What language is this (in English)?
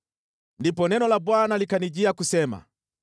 Swahili